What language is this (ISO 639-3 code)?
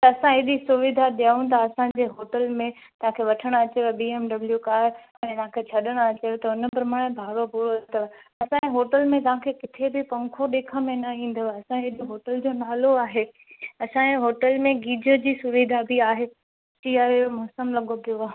snd